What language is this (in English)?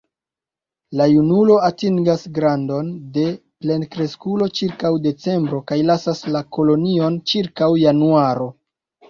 Esperanto